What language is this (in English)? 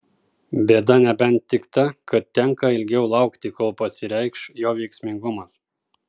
Lithuanian